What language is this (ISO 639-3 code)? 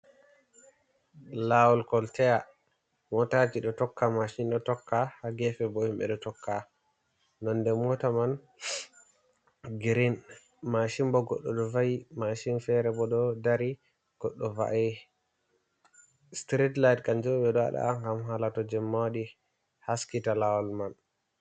ful